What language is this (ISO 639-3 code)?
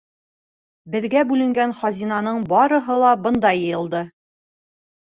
bak